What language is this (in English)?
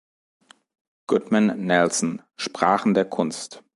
German